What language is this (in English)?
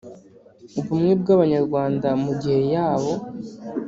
Kinyarwanda